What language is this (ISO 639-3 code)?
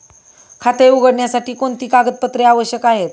mar